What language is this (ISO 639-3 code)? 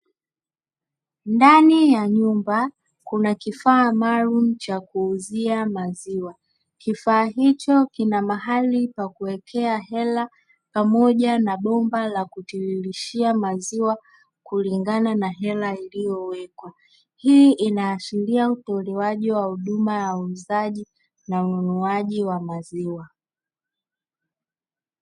swa